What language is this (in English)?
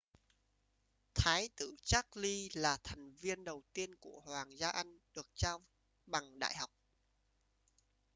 Vietnamese